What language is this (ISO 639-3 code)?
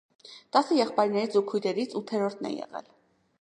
hye